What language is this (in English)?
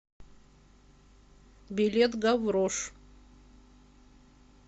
Russian